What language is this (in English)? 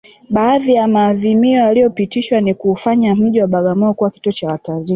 Swahili